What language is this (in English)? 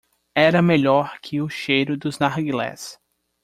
Portuguese